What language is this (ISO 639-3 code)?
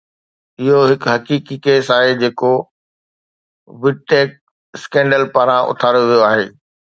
snd